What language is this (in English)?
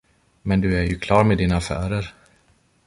Swedish